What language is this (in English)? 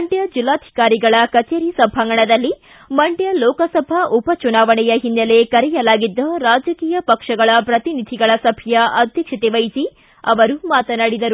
Kannada